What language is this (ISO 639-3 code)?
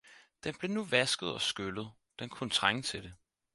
dan